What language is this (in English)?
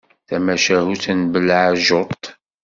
Kabyle